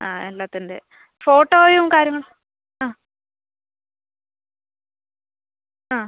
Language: Malayalam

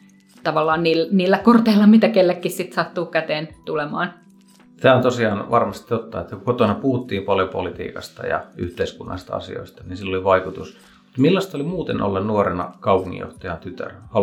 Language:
Finnish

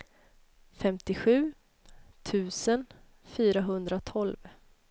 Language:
Swedish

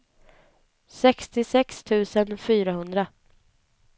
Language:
Swedish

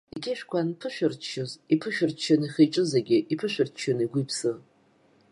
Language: Abkhazian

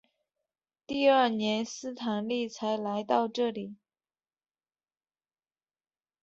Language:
Chinese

